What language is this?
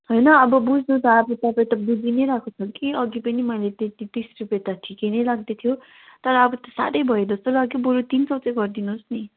Nepali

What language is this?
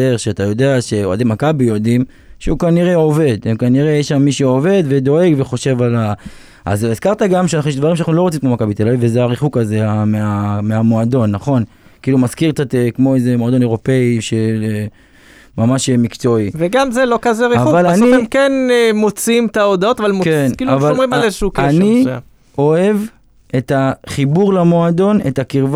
Hebrew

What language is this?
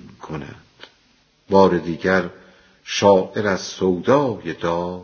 Persian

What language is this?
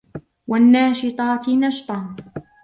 Arabic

